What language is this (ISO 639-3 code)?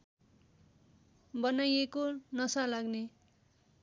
nep